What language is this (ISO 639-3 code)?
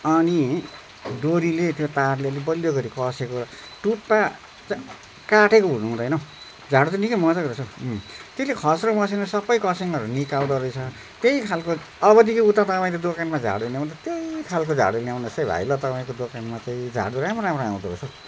nep